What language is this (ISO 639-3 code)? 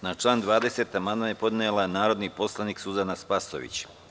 srp